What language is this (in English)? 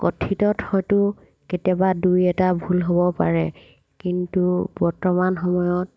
Assamese